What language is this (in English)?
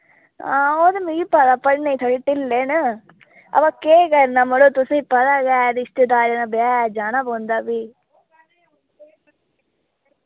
Dogri